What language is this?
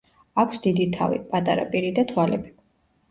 Georgian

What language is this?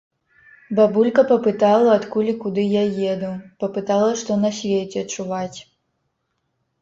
Belarusian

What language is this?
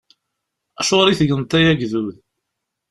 Kabyle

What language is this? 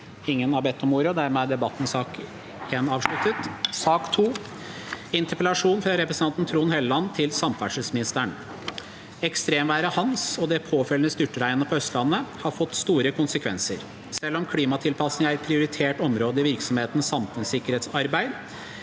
Norwegian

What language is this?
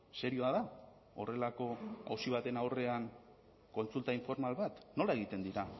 Basque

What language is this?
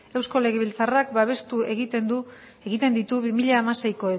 Basque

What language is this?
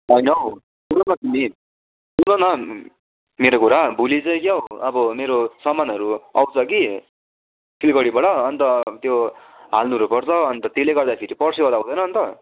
Nepali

